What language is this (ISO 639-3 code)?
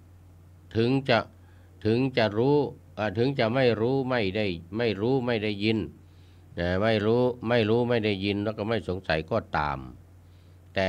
tha